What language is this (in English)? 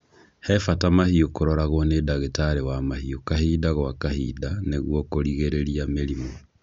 Kikuyu